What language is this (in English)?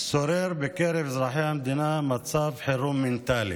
Hebrew